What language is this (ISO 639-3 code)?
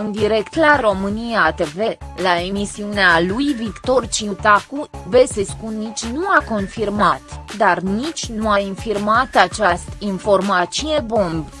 ron